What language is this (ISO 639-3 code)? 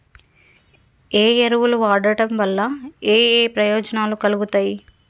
tel